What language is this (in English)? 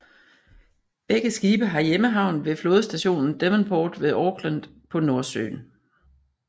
Danish